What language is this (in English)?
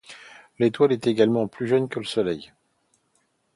French